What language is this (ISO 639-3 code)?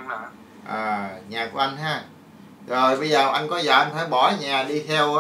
vie